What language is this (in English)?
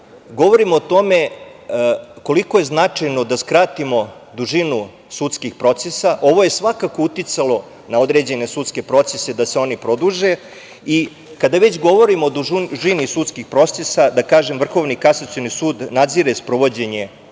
Serbian